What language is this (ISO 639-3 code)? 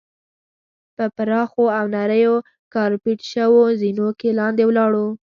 pus